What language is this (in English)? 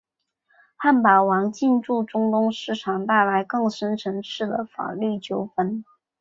Chinese